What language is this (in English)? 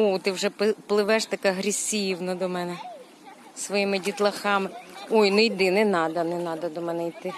Ukrainian